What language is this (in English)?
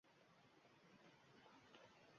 Uzbek